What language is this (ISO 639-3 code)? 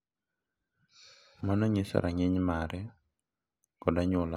luo